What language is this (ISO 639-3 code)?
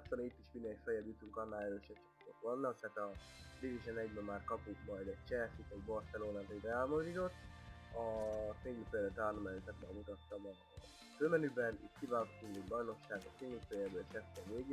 hun